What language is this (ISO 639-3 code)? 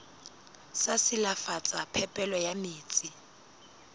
sot